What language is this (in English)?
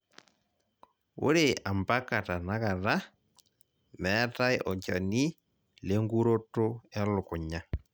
Masai